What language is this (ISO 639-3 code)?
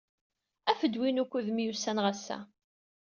kab